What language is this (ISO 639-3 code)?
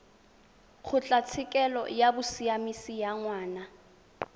tsn